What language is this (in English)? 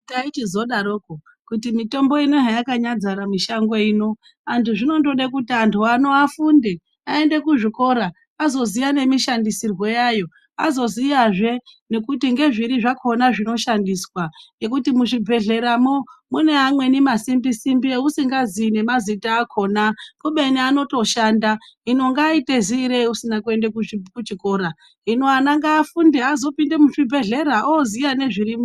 Ndau